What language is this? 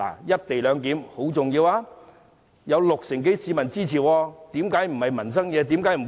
Cantonese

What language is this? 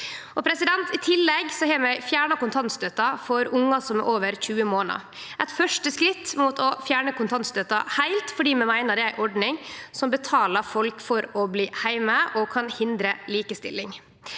Norwegian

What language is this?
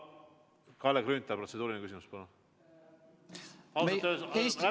Estonian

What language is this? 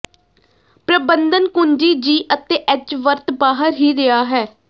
Punjabi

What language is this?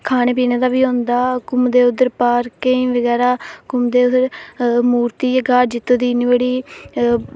Dogri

